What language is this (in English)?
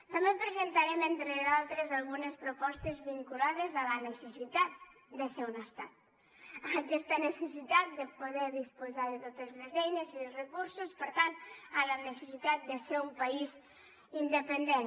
Catalan